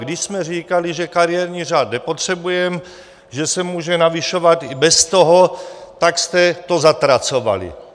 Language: Czech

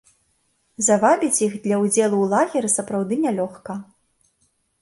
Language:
Belarusian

